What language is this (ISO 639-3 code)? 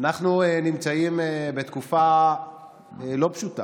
heb